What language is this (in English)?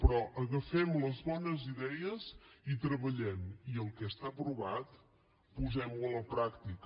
Catalan